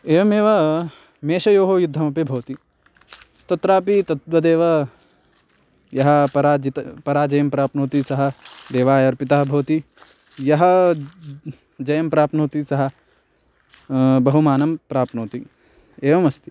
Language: Sanskrit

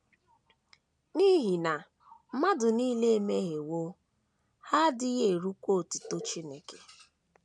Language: Igbo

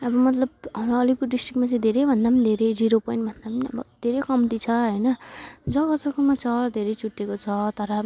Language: Nepali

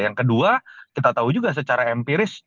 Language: Indonesian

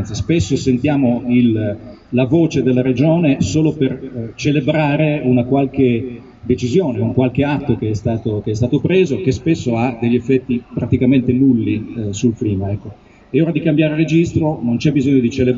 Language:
Italian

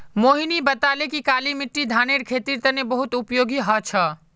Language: Magahi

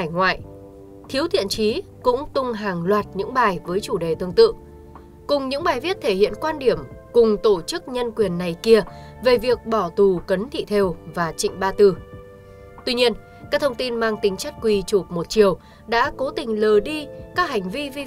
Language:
Vietnamese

